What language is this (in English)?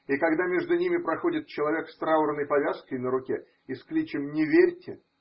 Russian